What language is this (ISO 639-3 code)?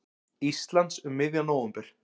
isl